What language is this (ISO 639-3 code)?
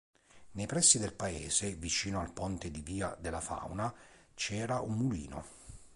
ita